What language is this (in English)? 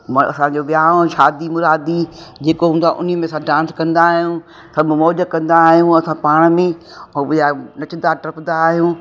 Sindhi